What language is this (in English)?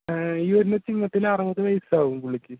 Malayalam